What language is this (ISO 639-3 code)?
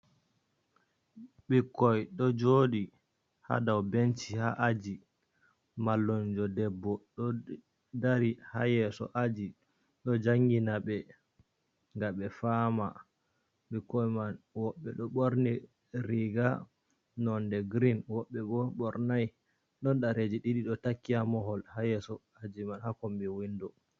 ful